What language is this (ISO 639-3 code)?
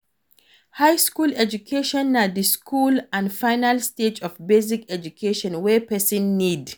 pcm